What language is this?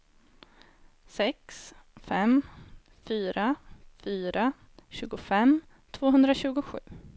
Swedish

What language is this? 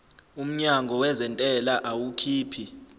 Zulu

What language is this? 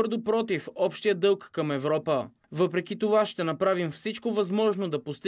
Bulgarian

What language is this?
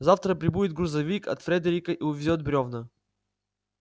Russian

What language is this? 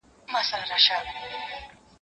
Pashto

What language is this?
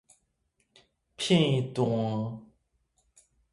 Min Nan Chinese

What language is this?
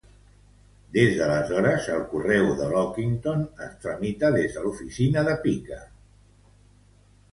Catalan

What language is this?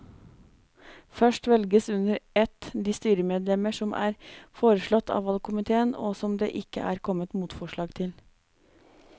Norwegian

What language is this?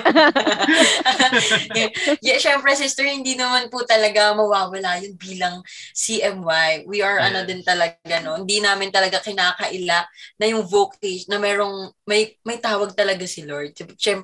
Filipino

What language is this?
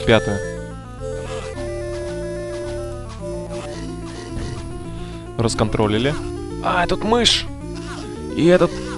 Russian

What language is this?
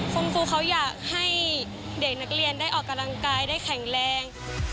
Thai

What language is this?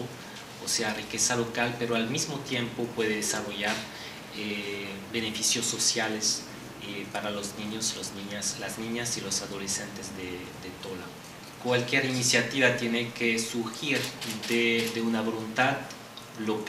Spanish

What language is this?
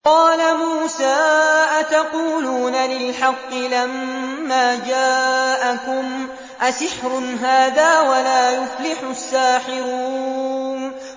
Arabic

